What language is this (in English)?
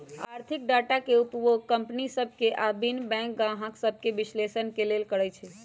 Magahi